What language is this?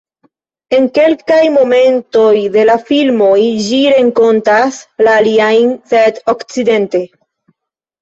Esperanto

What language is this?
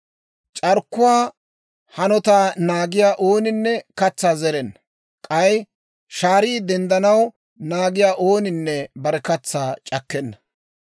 Dawro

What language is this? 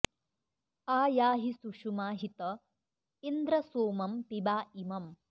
Sanskrit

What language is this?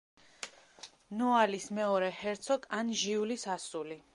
Georgian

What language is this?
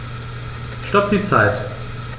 German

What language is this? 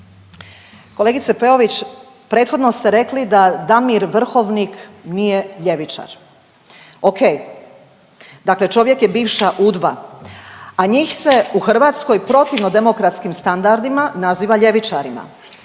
Croatian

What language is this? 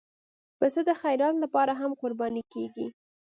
Pashto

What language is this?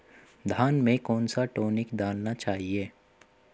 Hindi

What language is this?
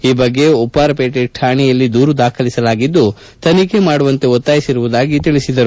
Kannada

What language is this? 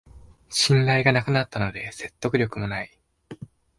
Japanese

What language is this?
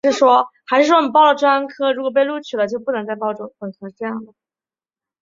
Chinese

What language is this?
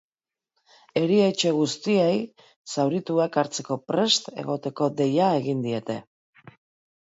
Basque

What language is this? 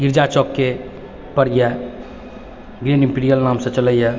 Maithili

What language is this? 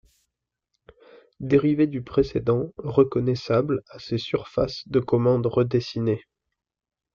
French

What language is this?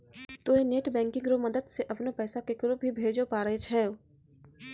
Maithili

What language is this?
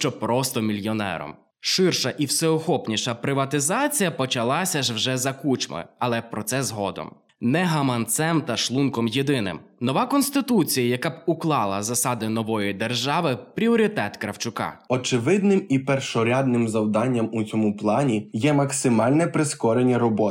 Ukrainian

